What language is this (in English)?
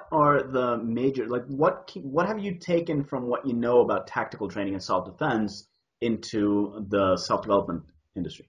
English